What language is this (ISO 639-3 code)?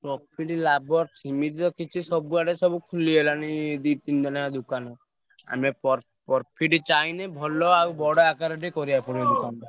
ori